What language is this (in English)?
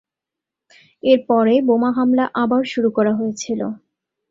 Bangla